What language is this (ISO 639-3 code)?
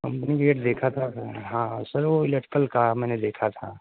urd